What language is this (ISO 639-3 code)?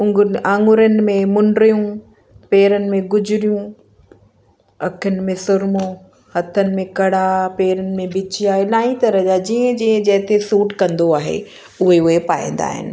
snd